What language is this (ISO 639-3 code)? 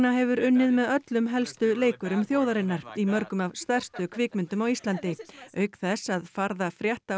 isl